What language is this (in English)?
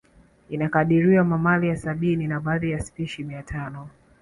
Swahili